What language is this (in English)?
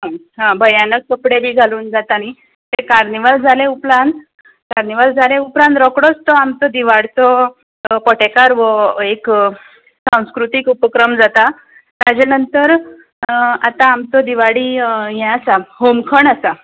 Konkani